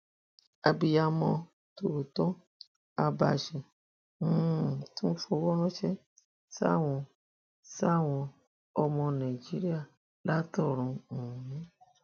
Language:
Yoruba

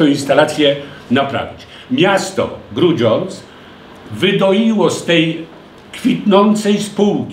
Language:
Polish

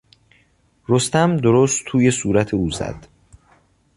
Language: Persian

